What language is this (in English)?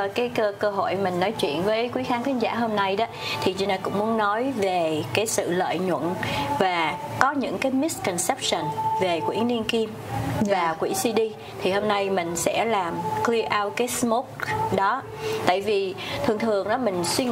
Vietnamese